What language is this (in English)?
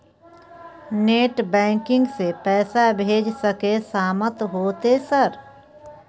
Maithili